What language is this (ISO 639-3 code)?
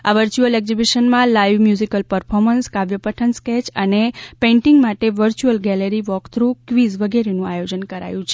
guj